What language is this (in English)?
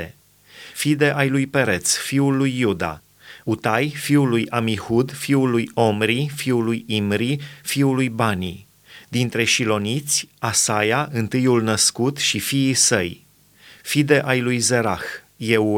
Romanian